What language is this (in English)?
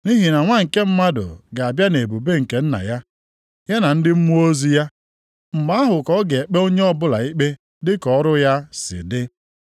Igbo